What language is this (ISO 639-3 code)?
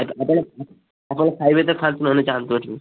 ori